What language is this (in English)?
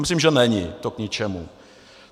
Czech